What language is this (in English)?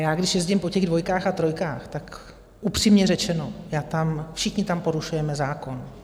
Czech